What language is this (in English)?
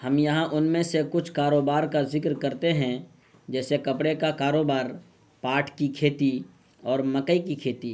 Urdu